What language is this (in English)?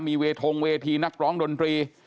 Thai